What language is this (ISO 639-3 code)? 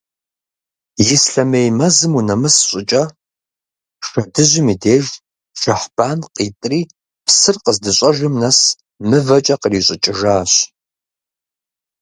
kbd